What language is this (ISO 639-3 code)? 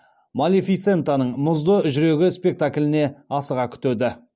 kaz